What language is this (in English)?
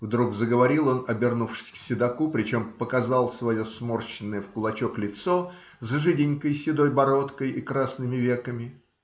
Russian